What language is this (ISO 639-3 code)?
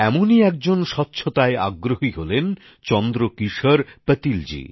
ben